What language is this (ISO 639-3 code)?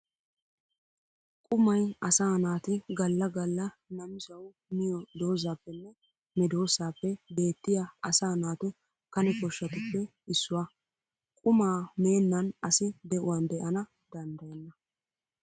wal